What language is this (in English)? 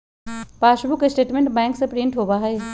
Magahi